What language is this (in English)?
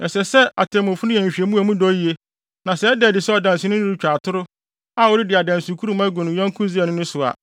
Akan